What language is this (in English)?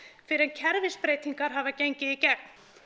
Icelandic